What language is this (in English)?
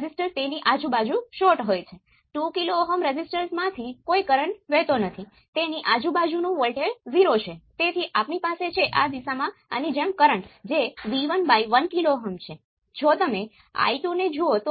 Gujarati